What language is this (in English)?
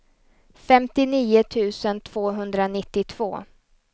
Swedish